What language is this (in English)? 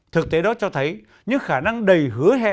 Vietnamese